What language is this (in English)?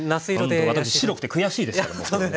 Japanese